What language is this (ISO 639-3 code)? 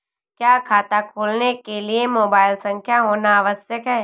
hin